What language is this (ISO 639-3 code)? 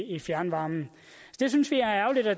dan